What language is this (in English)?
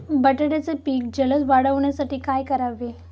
Marathi